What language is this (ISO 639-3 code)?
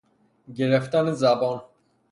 fas